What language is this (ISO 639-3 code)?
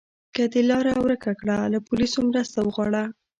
pus